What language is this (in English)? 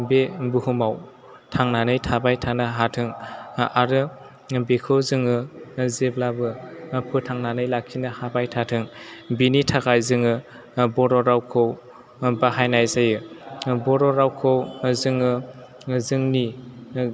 Bodo